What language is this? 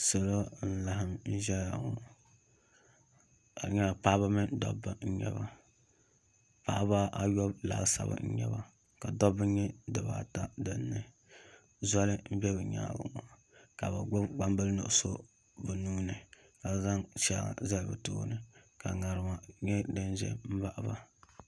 Dagbani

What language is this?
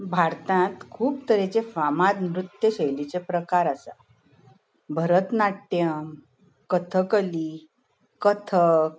Konkani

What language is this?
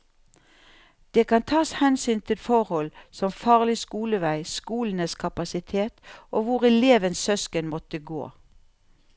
Norwegian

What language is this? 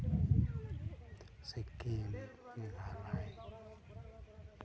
Santali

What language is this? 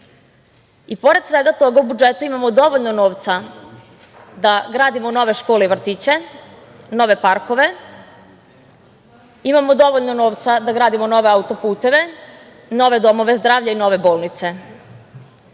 Serbian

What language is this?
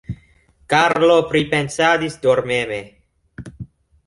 Esperanto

